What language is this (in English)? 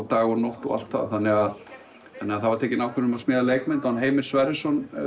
Icelandic